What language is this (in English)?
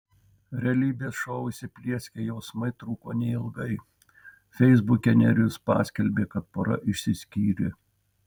Lithuanian